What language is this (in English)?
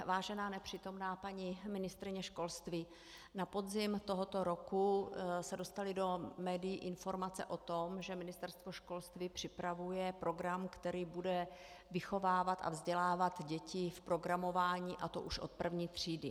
Czech